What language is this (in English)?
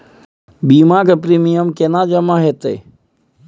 Maithili